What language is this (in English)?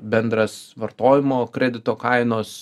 Lithuanian